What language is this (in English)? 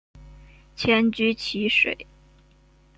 Chinese